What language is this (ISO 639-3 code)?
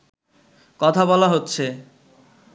ben